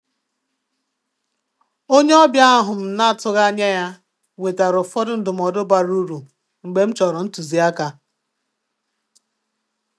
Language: Igbo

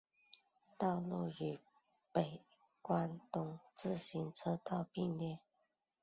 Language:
Chinese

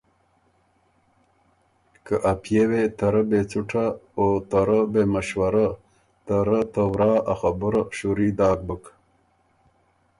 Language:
Ormuri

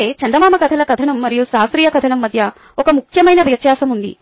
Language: Telugu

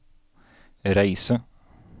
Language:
Norwegian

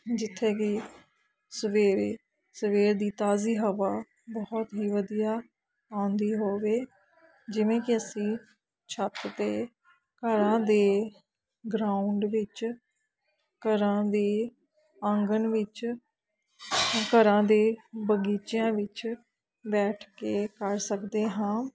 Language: Punjabi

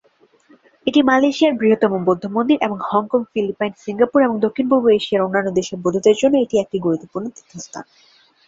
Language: Bangla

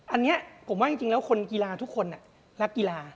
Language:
Thai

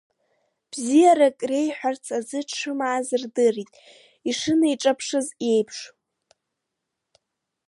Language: Abkhazian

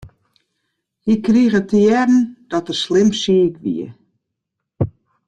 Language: Western Frisian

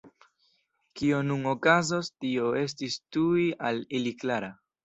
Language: Esperanto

